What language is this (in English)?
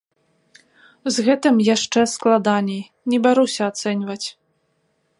Belarusian